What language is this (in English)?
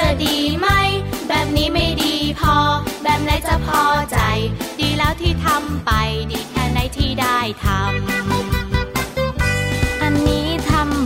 Thai